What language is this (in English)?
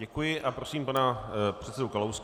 Czech